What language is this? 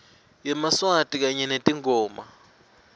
Swati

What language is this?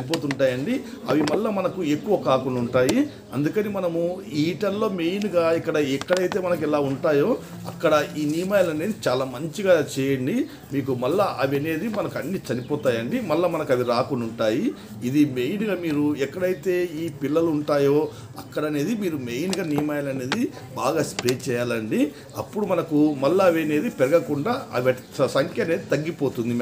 Hindi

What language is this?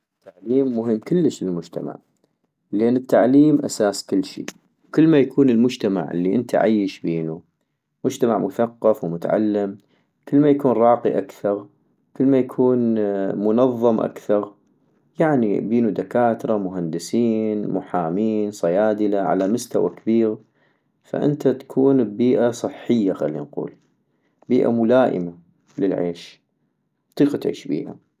North Mesopotamian Arabic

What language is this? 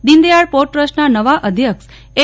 Gujarati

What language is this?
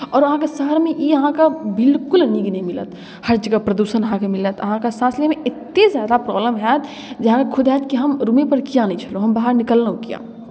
Maithili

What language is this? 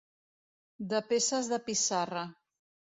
Catalan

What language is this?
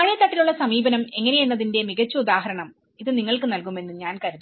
Malayalam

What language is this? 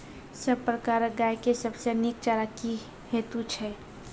Maithili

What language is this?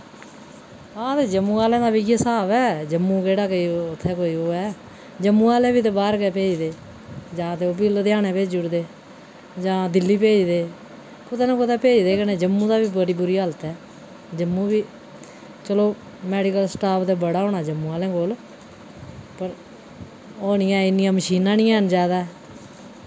Dogri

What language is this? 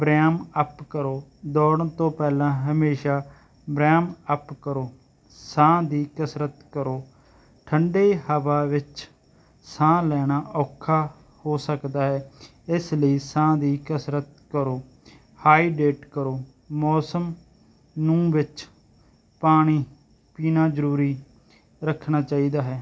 Punjabi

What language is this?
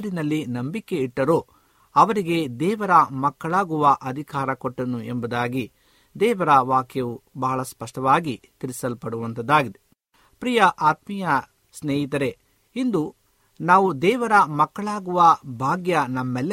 Kannada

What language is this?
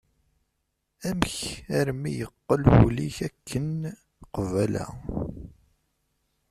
Kabyle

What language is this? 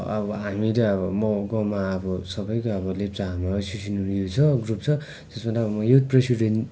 Nepali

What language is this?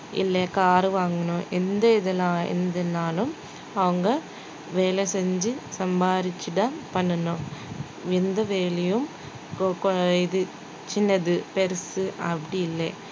Tamil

